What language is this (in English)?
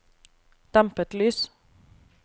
Norwegian